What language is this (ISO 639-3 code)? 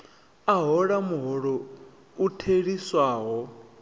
ven